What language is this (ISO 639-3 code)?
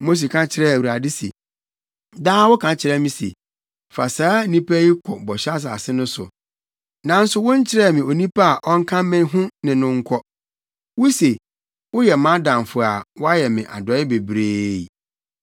aka